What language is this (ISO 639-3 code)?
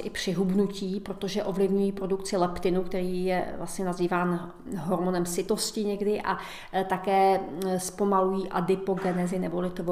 ces